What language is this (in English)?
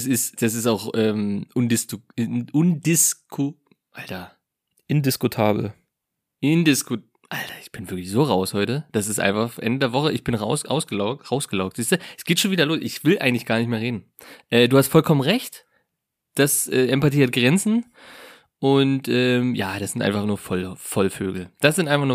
German